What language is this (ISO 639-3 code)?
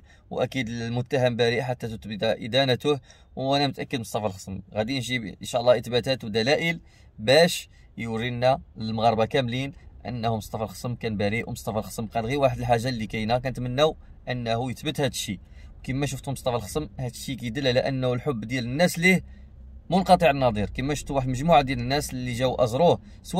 ara